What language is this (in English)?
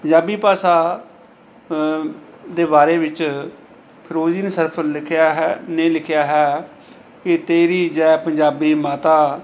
Punjabi